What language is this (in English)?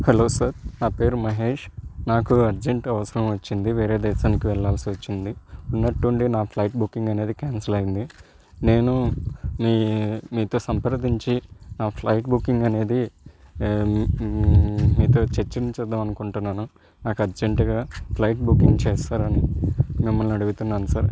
Telugu